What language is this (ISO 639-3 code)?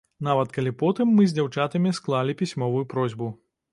bel